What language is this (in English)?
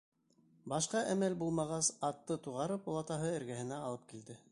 Bashkir